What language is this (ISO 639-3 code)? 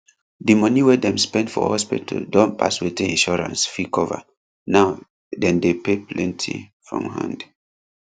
pcm